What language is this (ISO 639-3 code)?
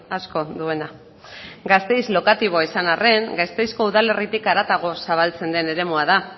eus